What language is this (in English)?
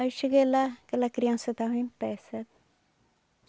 Portuguese